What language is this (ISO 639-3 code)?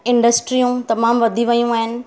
snd